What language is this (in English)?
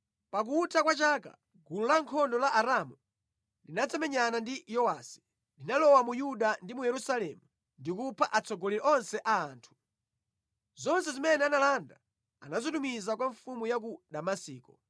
Nyanja